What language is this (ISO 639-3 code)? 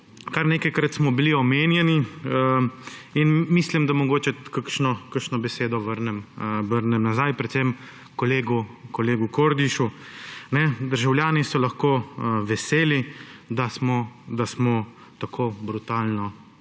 slv